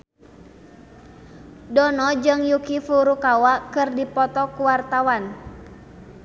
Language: Sundanese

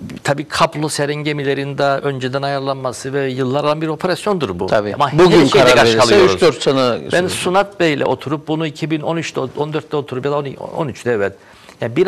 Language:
Turkish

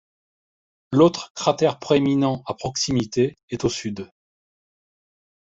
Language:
French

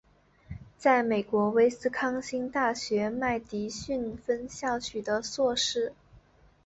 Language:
Chinese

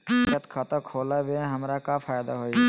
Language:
Magahi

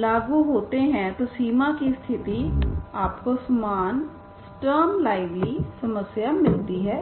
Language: Hindi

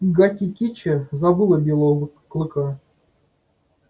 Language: Russian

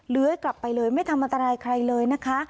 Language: Thai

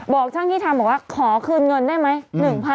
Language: Thai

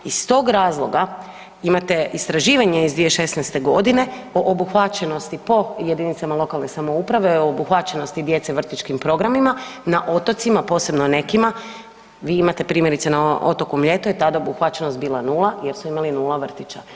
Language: Croatian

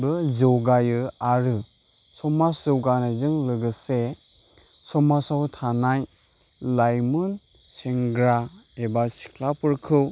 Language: Bodo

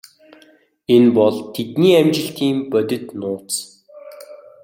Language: Mongolian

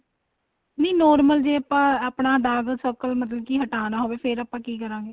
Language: Punjabi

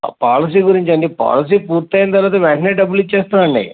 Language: Telugu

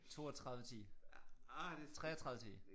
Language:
Danish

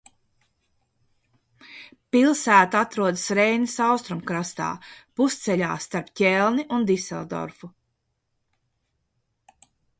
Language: Latvian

